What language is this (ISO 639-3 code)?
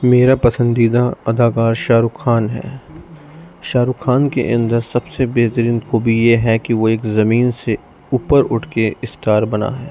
urd